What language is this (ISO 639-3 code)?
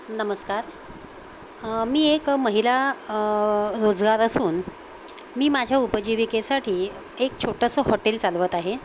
mar